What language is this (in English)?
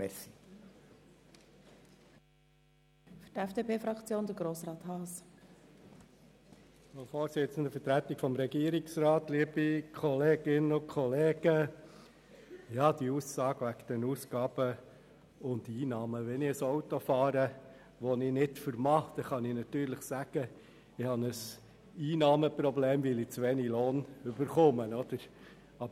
Swiss German